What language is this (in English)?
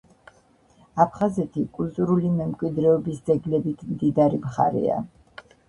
Georgian